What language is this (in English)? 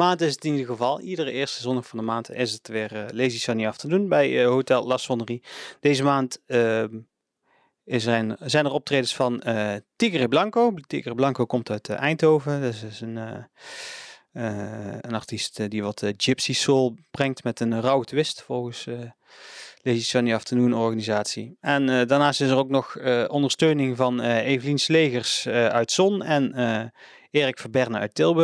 Dutch